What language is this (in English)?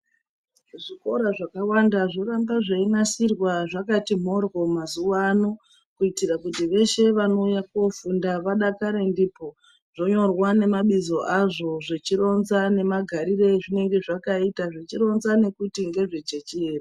Ndau